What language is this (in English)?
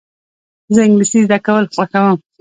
Pashto